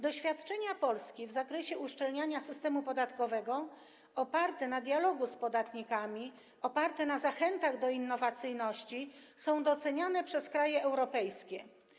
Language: Polish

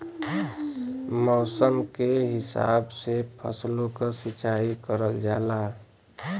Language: Bhojpuri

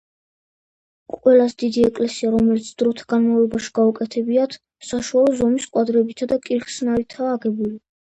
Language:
Georgian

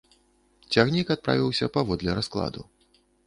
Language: Belarusian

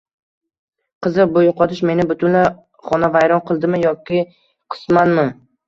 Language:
Uzbek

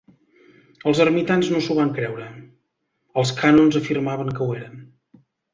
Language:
Catalan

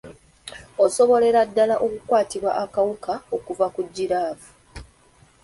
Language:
Ganda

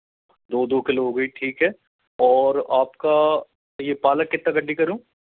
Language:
Hindi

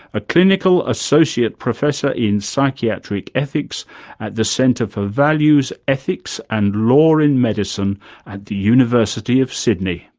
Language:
English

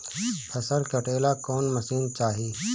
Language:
Bhojpuri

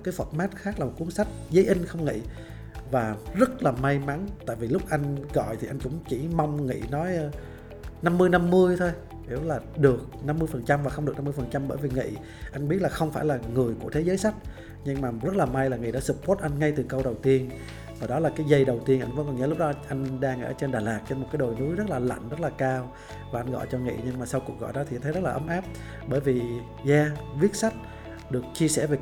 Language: Vietnamese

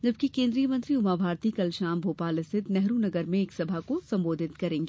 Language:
Hindi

